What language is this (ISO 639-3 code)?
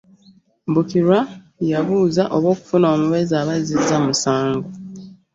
lug